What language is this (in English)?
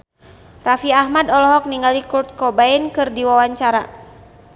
Sundanese